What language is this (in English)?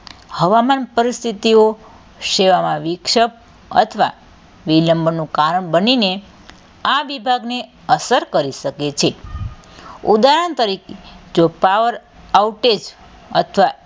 Gujarati